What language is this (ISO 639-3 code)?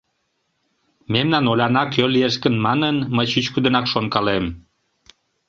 chm